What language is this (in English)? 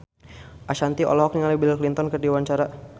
Sundanese